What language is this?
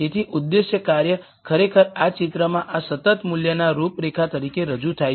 Gujarati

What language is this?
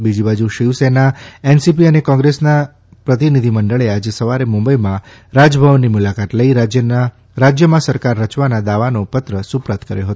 Gujarati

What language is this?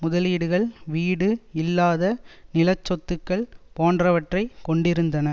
Tamil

